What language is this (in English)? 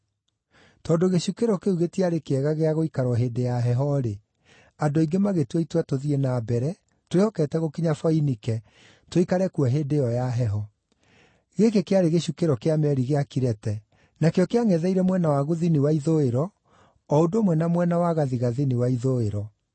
Kikuyu